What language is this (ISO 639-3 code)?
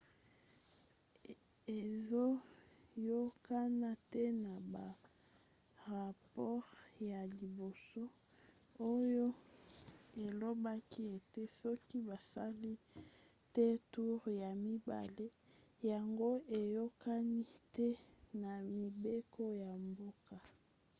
lin